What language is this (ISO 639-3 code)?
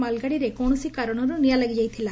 ori